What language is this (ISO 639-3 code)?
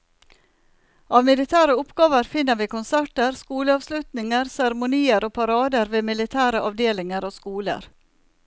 nor